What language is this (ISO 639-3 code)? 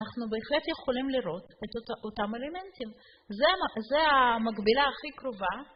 heb